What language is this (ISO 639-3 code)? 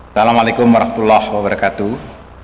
ind